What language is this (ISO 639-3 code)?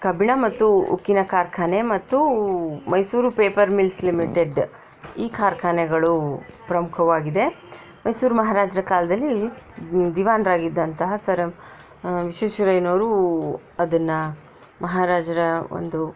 kan